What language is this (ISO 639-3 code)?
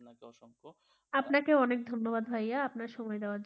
ben